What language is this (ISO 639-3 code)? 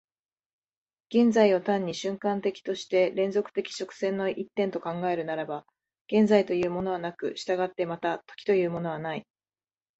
jpn